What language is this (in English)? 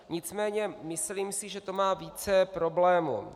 Czech